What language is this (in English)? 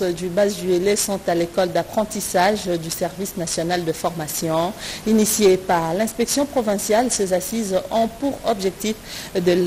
French